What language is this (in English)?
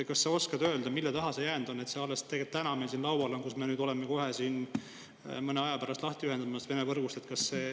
Estonian